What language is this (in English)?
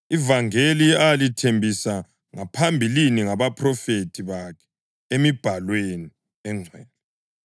North Ndebele